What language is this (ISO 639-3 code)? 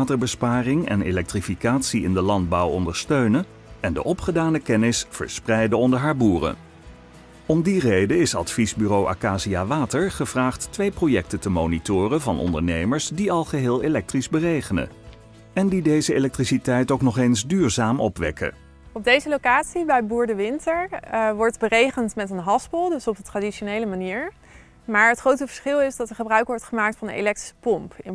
nld